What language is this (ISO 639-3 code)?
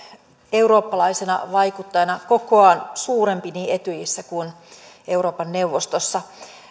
fin